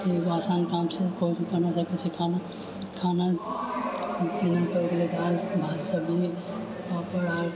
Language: Maithili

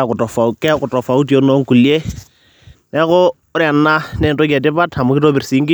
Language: Masai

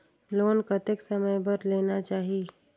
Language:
Chhattisgarhi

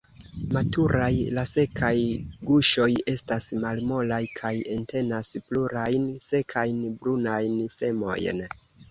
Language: Esperanto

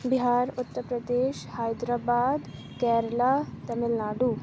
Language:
Urdu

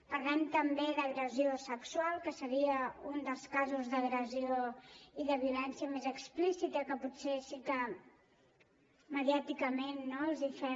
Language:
Catalan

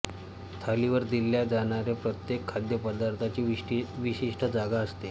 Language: Marathi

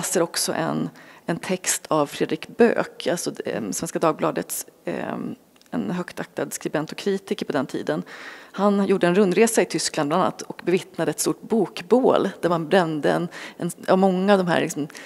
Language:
Swedish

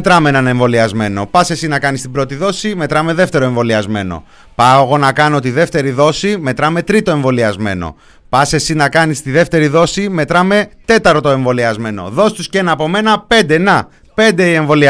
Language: Greek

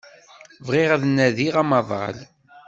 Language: Kabyle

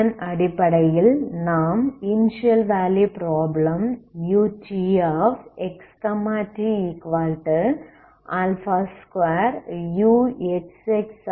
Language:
Tamil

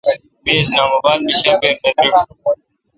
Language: Kalkoti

